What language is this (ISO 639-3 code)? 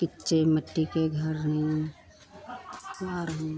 hin